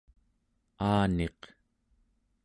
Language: Central Yupik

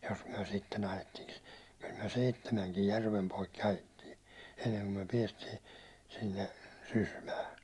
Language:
Finnish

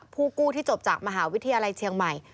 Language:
Thai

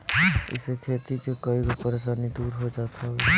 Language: Bhojpuri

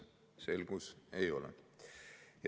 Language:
Estonian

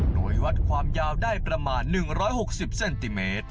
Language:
Thai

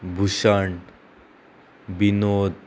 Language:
Konkani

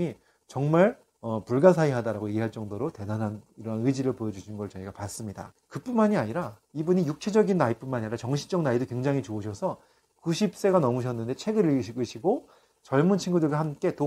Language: Korean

